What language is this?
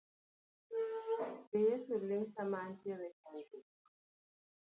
Luo (Kenya and Tanzania)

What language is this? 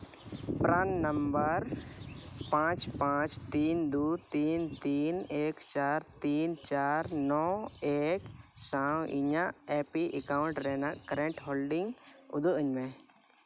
Santali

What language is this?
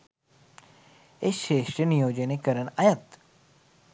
Sinhala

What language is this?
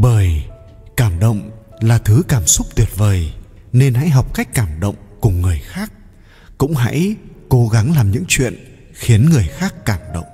Vietnamese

